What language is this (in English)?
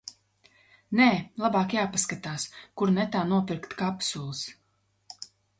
Latvian